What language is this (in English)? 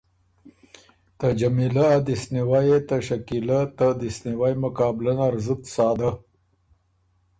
Ormuri